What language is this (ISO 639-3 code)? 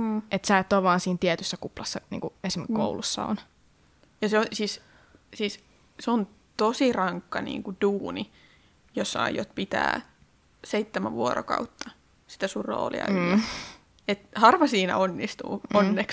fin